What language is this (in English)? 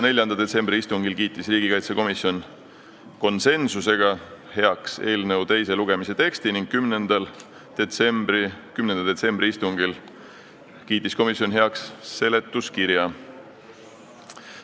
Estonian